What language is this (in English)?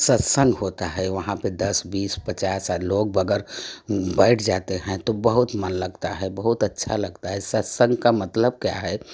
Hindi